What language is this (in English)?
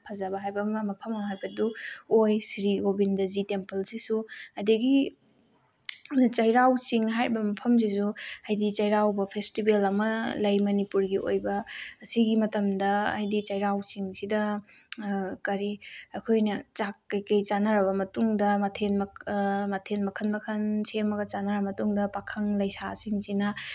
Manipuri